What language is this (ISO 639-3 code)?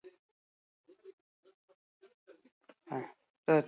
eus